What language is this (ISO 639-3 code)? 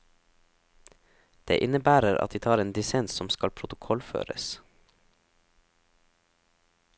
nor